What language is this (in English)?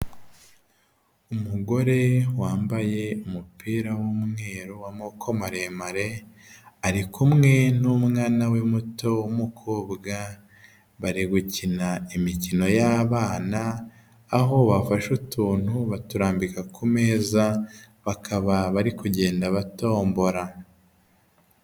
Kinyarwanda